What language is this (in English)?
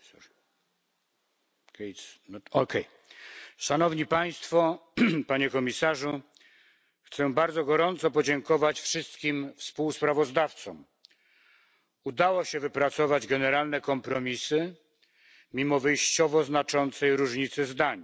Polish